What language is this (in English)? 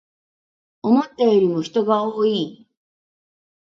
Japanese